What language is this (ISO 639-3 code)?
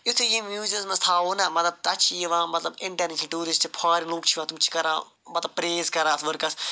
kas